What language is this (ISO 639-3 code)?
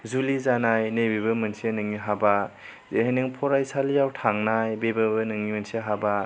brx